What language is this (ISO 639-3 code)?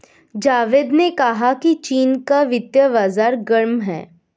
hin